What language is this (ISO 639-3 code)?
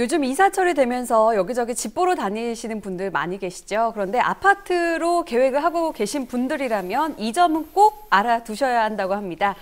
kor